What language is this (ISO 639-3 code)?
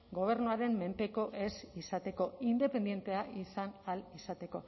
eus